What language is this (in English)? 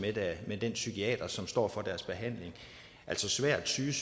Danish